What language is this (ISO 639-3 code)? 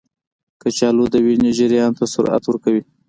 pus